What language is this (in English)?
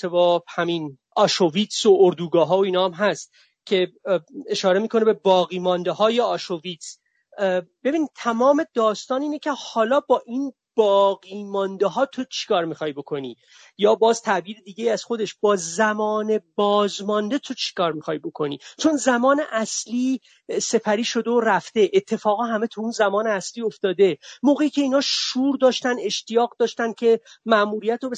Persian